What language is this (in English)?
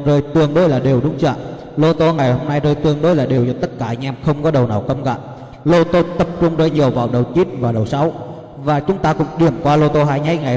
Vietnamese